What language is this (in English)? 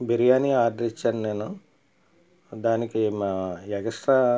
Telugu